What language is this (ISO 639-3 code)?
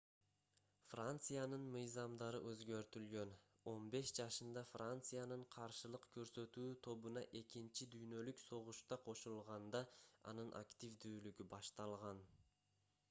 kir